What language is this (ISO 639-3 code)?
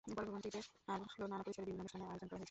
ben